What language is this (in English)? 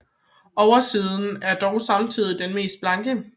Danish